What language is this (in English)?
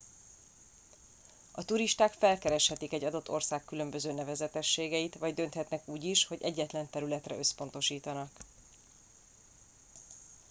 Hungarian